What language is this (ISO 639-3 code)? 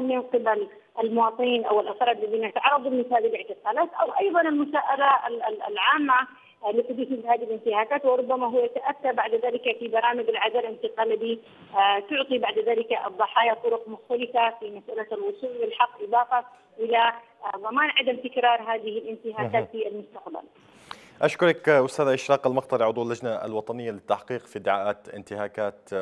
ara